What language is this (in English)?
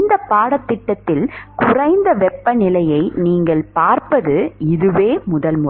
Tamil